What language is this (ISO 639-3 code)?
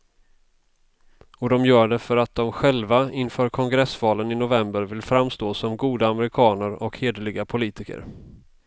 swe